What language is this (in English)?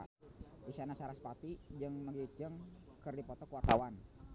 Sundanese